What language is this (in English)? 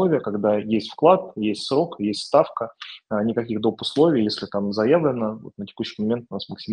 Russian